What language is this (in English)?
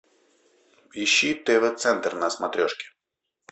Russian